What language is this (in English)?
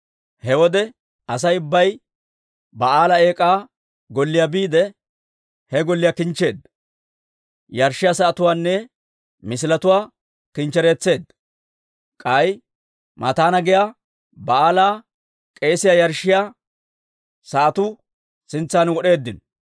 Dawro